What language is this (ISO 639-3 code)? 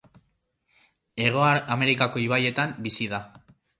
eus